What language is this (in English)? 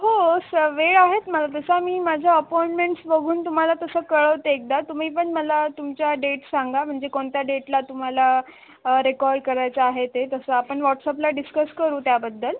Marathi